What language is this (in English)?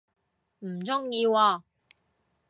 Cantonese